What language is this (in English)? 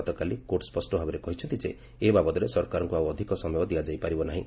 Odia